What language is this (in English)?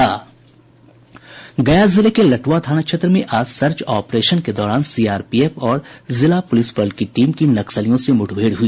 Hindi